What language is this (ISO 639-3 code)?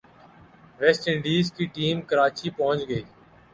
urd